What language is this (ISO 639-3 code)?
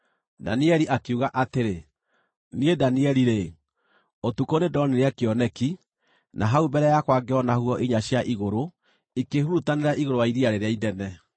kik